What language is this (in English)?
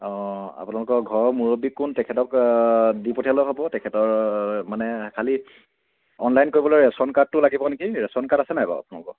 Assamese